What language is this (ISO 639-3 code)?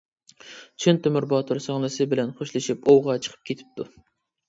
uig